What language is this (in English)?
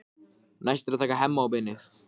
Icelandic